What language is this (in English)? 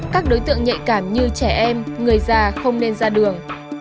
Vietnamese